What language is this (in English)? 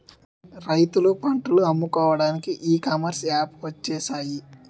Telugu